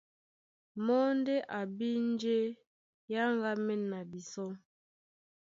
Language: Duala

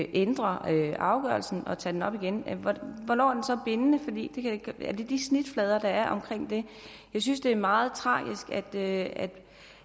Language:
Danish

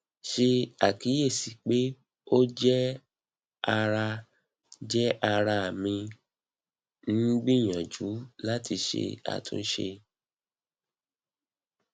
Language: Yoruba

